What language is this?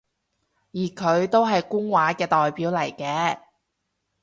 Cantonese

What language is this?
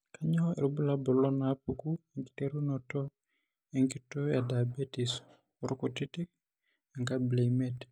Masai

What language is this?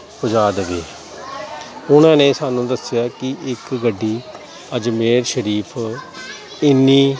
Punjabi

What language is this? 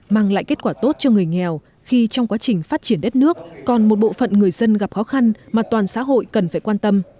Vietnamese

